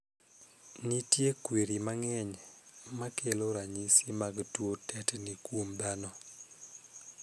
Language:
Luo (Kenya and Tanzania)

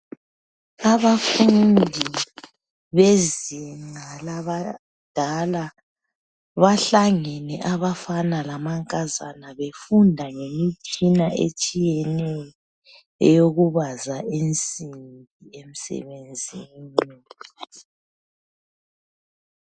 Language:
North Ndebele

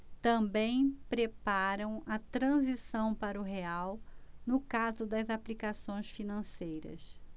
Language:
Portuguese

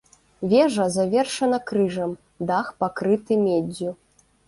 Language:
Belarusian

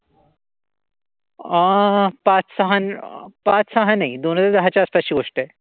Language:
Marathi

